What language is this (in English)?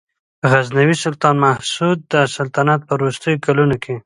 Pashto